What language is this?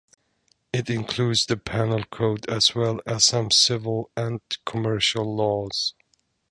English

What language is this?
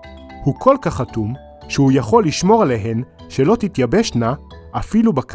Hebrew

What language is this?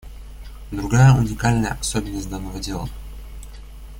Russian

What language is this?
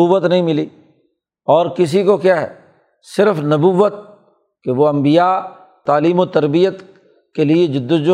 Urdu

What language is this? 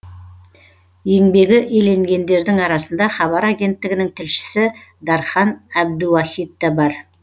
Kazakh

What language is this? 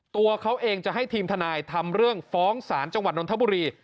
Thai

